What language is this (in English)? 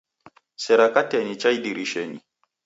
Taita